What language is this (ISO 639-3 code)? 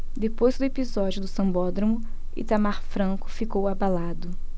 por